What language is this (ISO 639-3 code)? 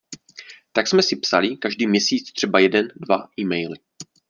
ces